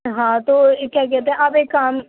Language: Urdu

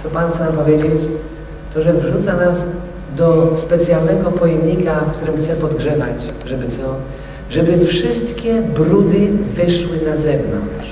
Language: Polish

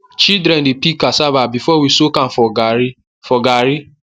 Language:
Nigerian Pidgin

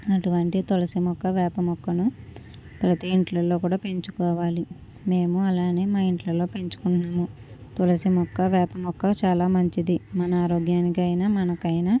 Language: Telugu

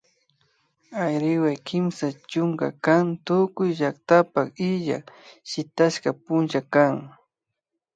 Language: Imbabura Highland Quichua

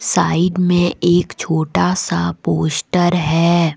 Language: Hindi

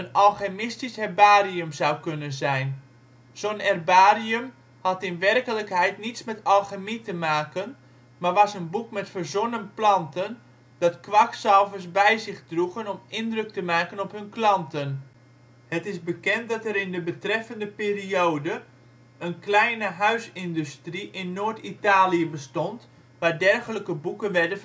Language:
Dutch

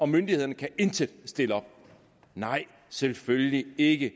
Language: Danish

